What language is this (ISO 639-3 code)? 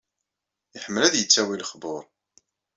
kab